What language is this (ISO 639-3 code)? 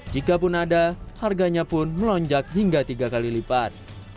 ind